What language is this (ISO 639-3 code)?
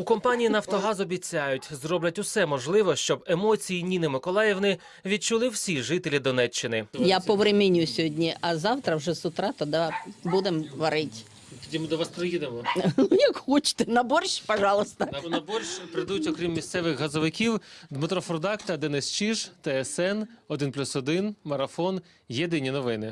ukr